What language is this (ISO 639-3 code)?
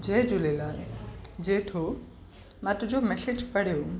snd